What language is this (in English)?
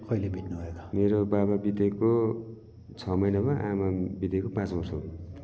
Nepali